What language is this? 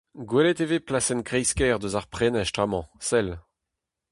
Breton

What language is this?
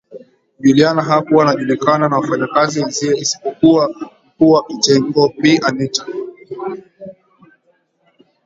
Swahili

